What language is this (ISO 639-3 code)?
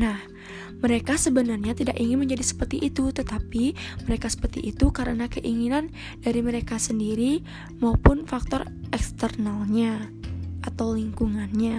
ind